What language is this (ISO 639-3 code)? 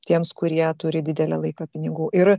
lit